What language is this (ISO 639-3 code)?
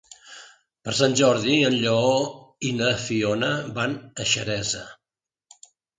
cat